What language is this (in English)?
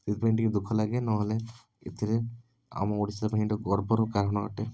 Odia